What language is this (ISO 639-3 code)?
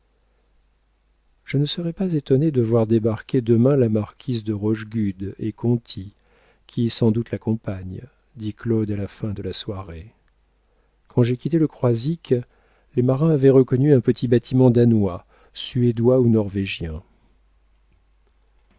fra